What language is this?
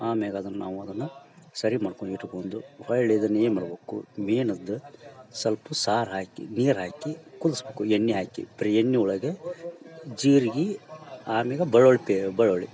Kannada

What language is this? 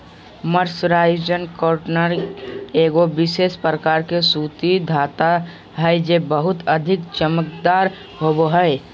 Magahi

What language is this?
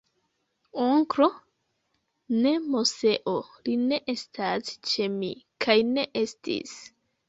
Esperanto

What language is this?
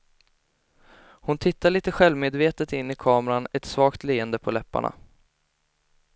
Swedish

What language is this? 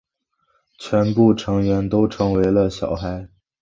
Chinese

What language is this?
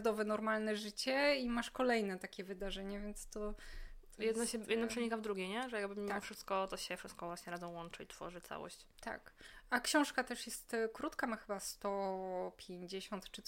Polish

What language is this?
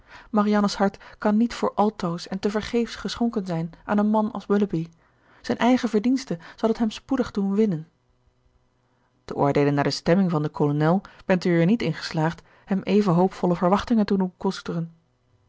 Dutch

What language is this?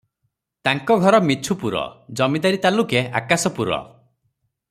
Odia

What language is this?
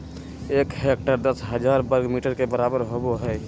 Magahi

